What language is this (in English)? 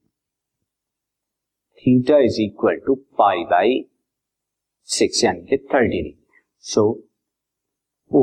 Hindi